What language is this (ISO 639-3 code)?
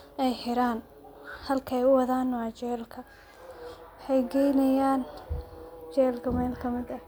som